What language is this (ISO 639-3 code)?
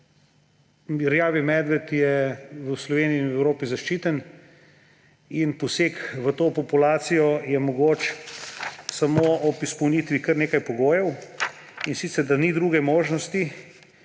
slv